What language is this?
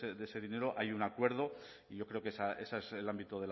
Spanish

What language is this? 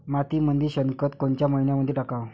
Marathi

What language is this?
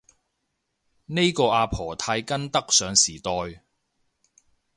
Cantonese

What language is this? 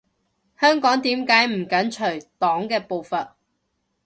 Cantonese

